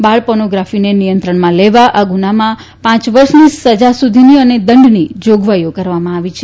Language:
Gujarati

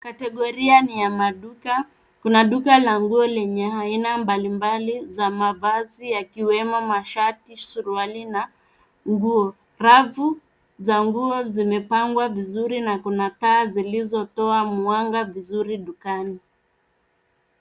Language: Swahili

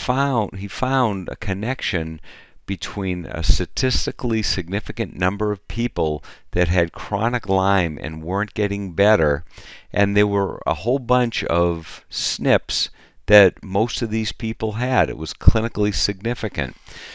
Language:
English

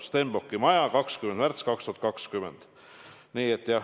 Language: Estonian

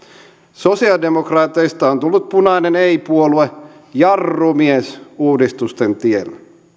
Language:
Finnish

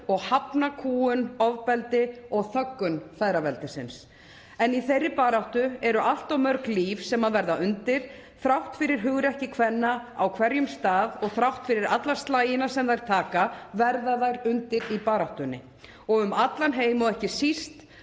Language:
Icelandic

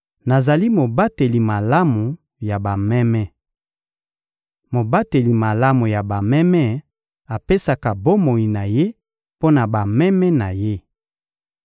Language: Lingala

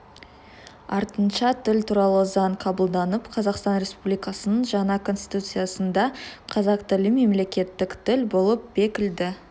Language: Kazakh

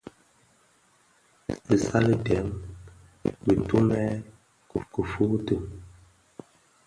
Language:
Bafia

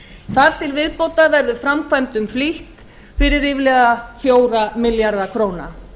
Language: Icelandic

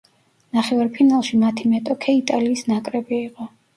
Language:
Georgian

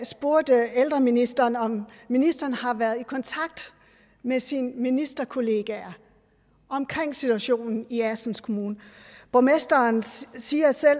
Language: Danish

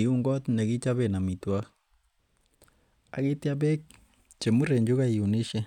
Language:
Kalenjin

